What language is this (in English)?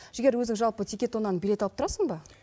Kazakh